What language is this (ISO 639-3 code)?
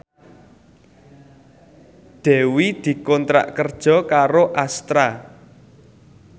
jav